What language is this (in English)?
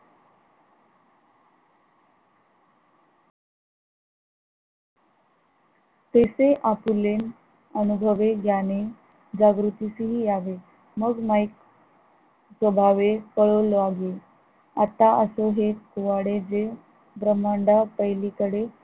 Marathi